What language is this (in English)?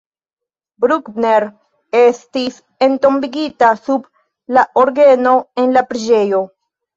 Esperanto